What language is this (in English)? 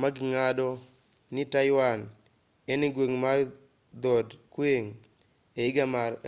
Luo (Kenya and Tanzania)